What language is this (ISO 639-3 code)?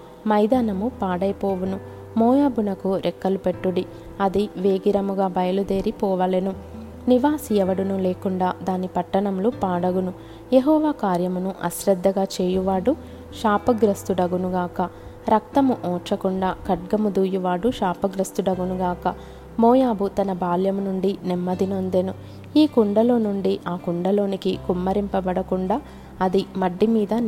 tel